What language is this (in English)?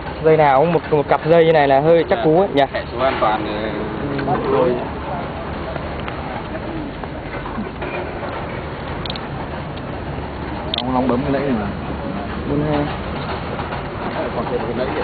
Vietnamese